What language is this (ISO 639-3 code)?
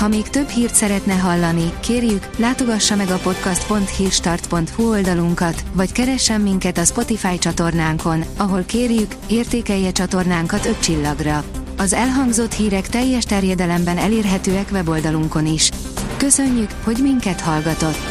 hun